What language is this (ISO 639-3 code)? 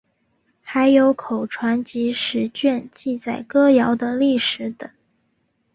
zho